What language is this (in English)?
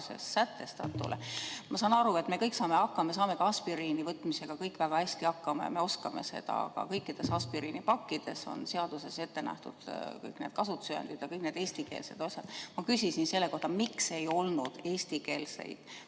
Estonian